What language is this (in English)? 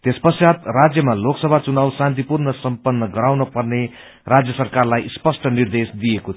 Nepali